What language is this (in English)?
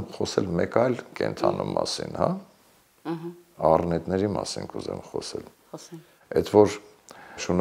Romanian